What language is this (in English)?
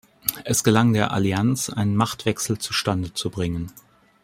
German